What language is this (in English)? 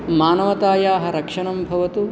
Sanskrit